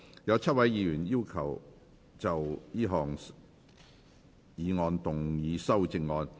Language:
Cantonese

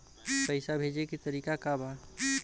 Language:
Bhojpuri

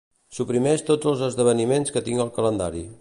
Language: Catalan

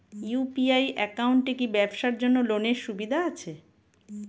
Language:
Bangla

